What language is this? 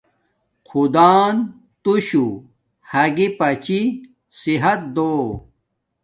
Domaaki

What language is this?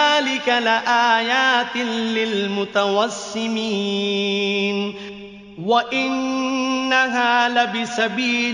Arabic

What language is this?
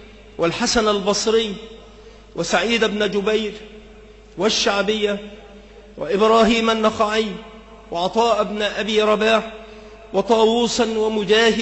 Arabic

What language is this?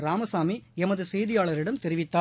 Tamil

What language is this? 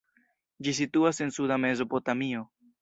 Esperanto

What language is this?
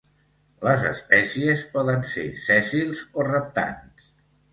Catalan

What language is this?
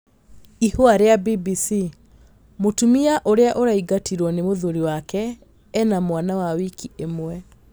Kikuyu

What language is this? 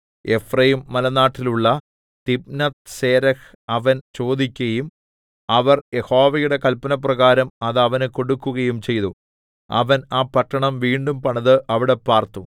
Malayalam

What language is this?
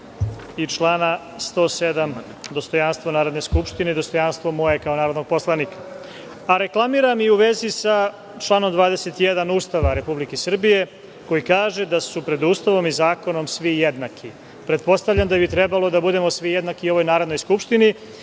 Serbian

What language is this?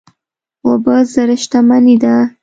Pashto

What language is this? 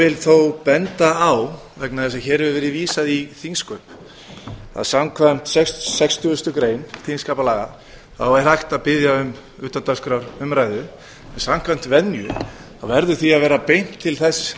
Icelandic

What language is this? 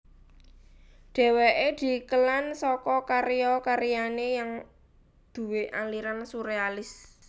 Javanese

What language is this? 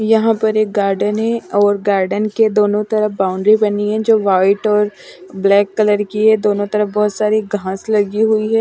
Hindi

